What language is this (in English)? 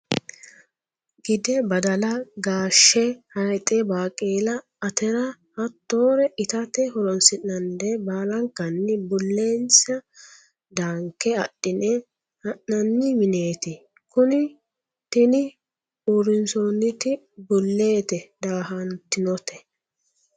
Sidamo